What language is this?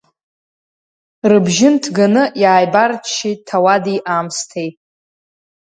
Abkhazian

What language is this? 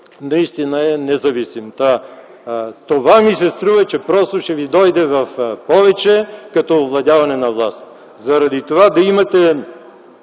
Bulgarian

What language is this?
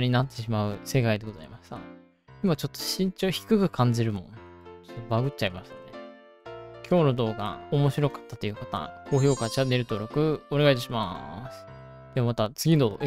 Japanese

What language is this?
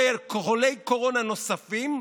Hebrew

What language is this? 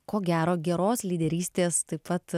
Lithuanian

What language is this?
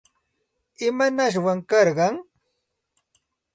Santa Ana de Tusi Pasco Quechua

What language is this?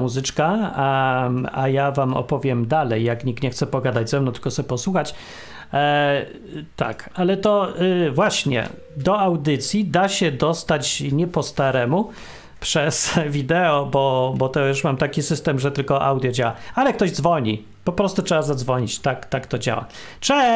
Polish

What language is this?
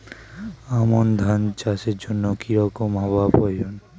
Bangla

